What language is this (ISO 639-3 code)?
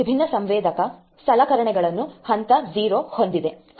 kan